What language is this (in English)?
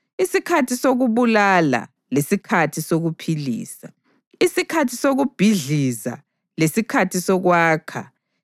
North Ndebele